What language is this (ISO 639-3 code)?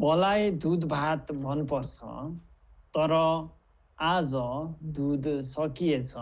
kor